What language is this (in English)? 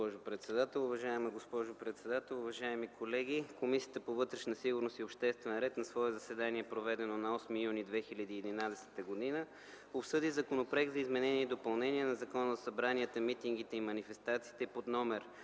Bulgarian